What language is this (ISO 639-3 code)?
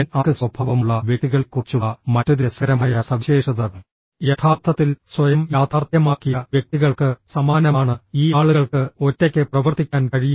mal